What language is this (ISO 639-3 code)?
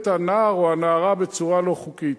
heb